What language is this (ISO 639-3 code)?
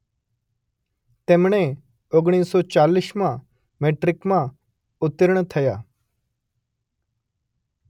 guj